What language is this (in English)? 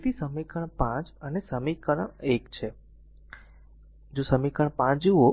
Gujarati